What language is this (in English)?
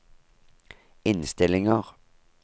Norwegian